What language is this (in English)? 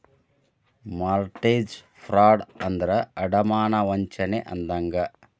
Kannada